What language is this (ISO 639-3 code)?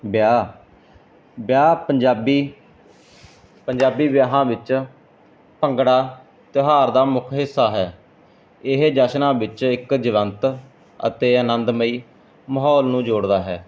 pan